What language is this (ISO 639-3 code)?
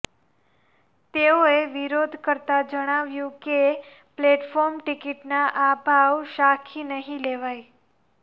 guj